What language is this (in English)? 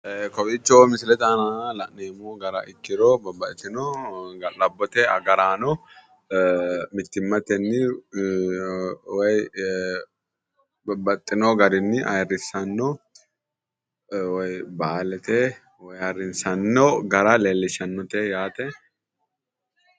Sidamo